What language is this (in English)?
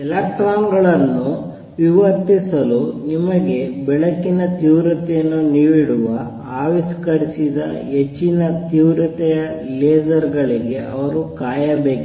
Kannada